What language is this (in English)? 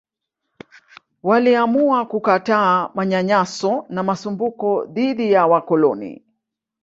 Swahili